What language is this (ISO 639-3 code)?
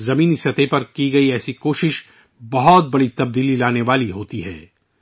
urd